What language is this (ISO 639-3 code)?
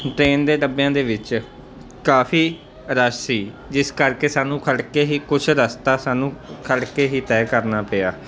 pan